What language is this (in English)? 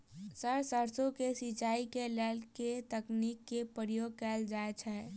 Maithili